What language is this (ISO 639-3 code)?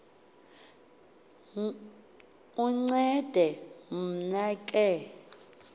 xho